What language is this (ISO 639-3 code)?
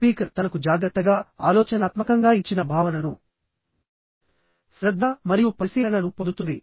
tel